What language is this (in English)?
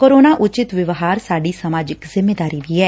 Punjabi